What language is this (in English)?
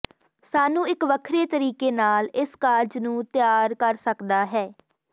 Punjabi